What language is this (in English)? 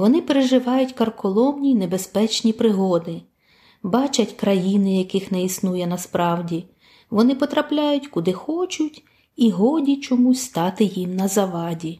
Ukrainian